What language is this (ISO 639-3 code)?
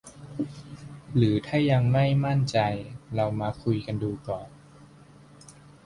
tha